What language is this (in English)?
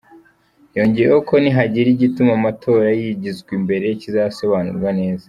Kinyarwanda